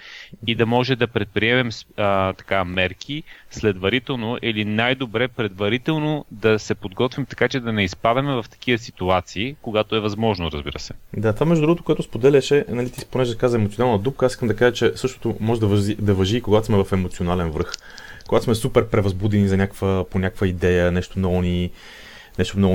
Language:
Bulgarian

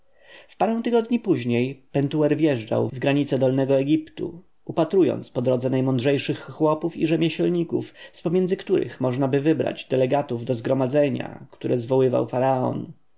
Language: Polish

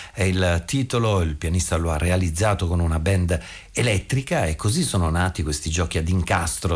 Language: Italian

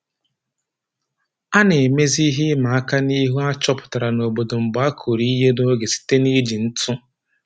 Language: Igbo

